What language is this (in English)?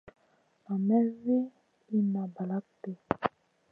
Masana